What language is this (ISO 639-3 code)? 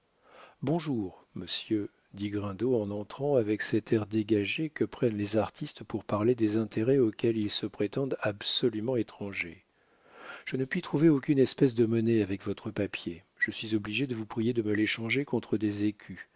fra